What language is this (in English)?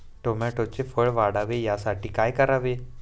Marathi